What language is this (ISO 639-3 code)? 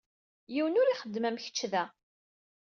kab